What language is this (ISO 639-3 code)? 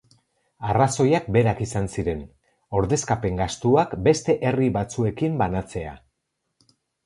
eus